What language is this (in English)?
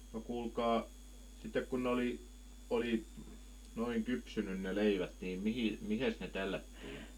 Finnish